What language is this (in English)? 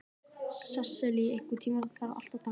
Icelandic